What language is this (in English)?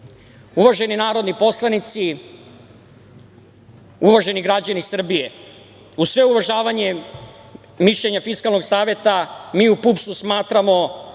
Serbian